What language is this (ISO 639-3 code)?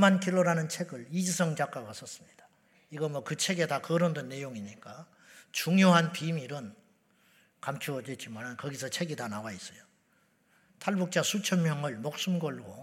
kor